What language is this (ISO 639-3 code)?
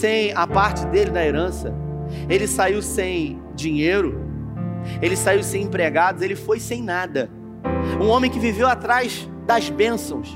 por